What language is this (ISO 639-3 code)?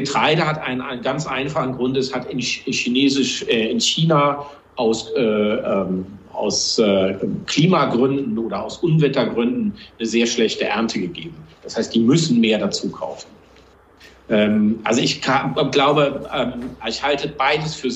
deu